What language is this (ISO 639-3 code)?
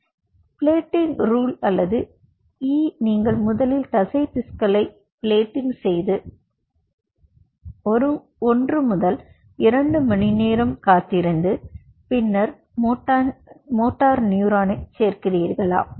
tam